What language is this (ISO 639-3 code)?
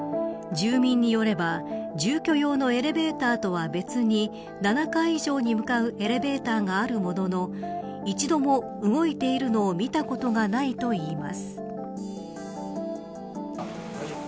jpn